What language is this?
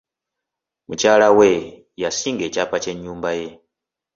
Ganda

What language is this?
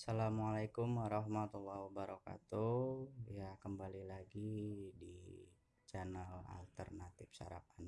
Indonesian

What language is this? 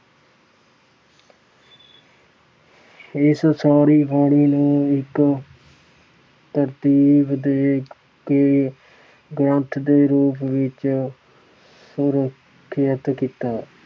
Punjabi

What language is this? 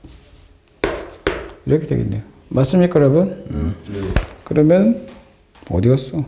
Korean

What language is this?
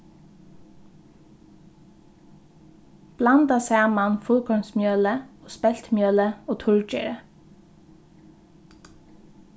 Faroese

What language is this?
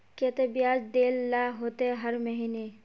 Magahi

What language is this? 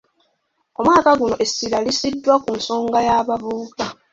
Ganda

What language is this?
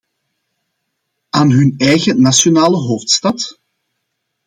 Dutch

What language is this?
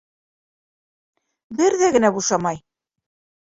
Bashkir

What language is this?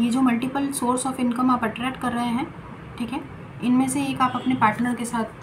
Hindi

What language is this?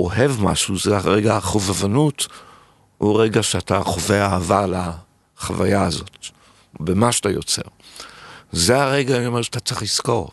Hebrew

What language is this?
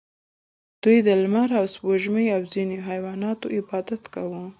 Pashto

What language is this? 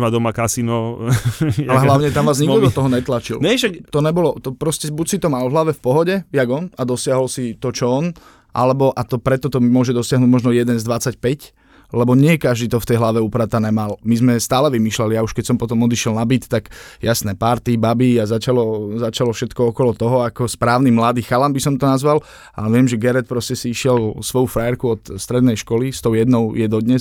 Slovak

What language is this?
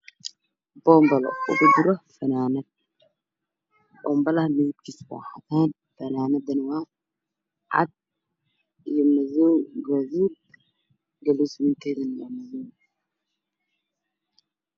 Somali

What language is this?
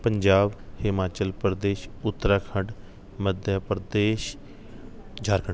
Punjabi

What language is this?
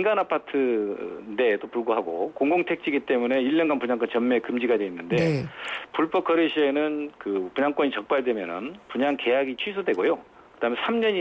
Korean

